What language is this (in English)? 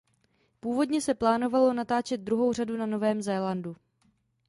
Czech